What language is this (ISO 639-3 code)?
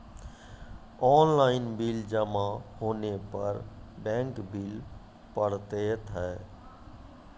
mai